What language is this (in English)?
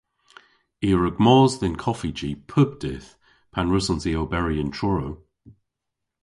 Cornish